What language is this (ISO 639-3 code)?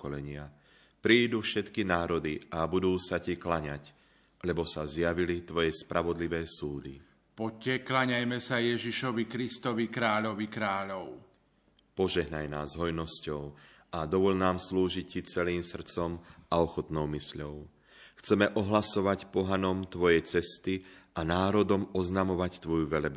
slk